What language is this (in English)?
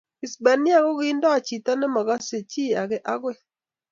Kalenjin